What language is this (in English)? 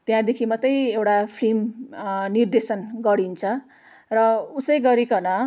Nepali